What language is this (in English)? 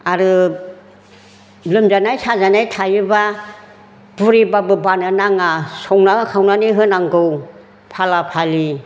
Bodo